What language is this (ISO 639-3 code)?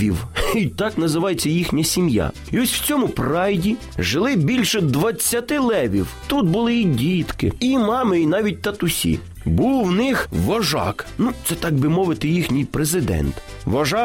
ukr